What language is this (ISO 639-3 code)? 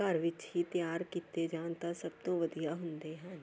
pan